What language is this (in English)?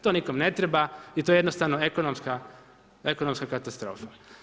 Croatian